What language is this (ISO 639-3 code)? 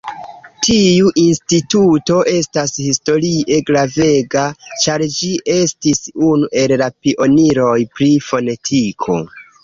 epo